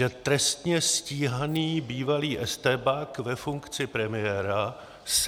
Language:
Czech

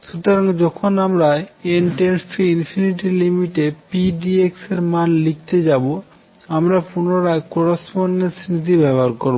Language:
Bangla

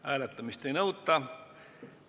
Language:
Estonian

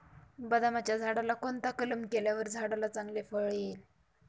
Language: Marathi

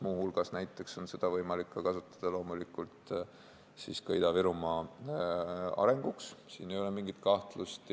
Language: Estonian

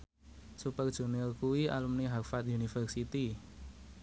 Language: Javanese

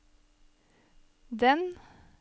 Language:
Norwegian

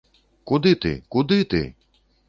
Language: Belarusian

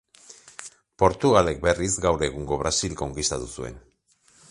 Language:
Basque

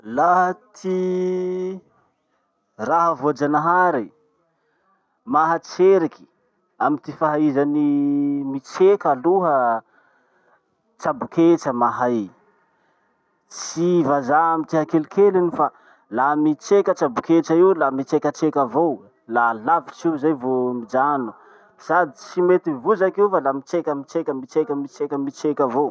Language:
Masikoro Malagasy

